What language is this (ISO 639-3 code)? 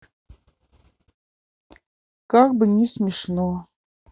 rus